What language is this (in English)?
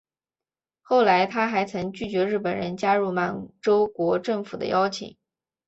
Chinese